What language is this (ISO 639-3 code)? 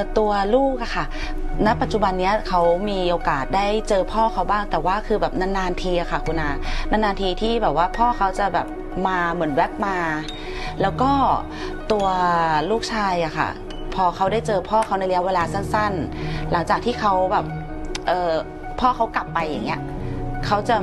tha